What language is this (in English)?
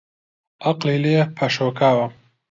Central Kurdish